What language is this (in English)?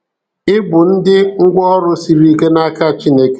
Igbo